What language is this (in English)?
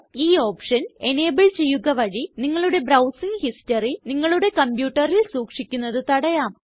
Malayalam